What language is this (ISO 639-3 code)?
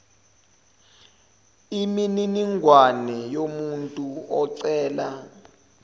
zul